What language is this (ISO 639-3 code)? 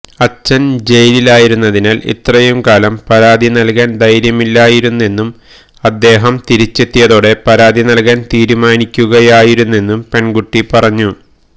mal